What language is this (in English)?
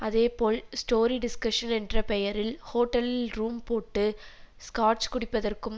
Tamil